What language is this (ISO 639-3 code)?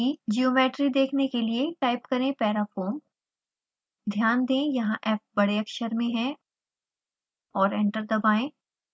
hin